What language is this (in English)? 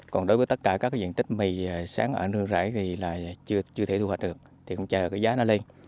Vietnamese